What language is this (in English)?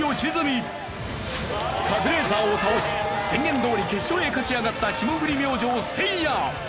Japanese